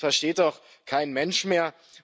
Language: German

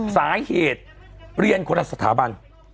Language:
Thai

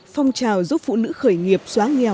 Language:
Vietnamese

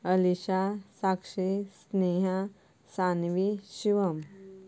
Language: Konkani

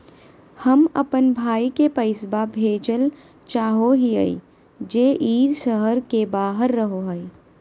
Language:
Magahi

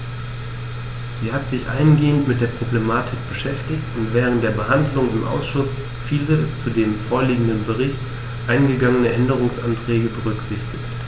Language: German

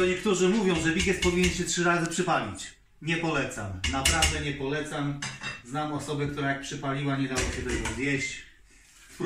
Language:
Polish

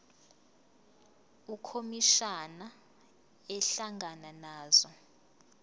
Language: Zulu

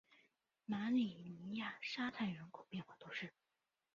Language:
Chinese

